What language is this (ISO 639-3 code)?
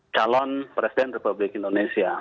ind